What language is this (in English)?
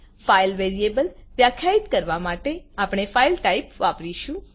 Gujarati